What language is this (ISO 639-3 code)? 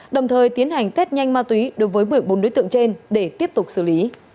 vie